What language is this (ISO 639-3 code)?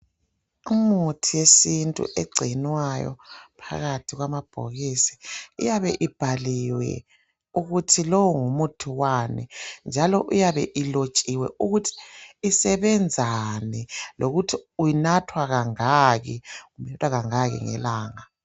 nde